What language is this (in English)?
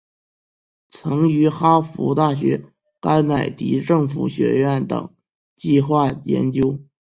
Chinese